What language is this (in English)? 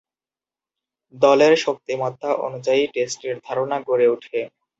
Bangla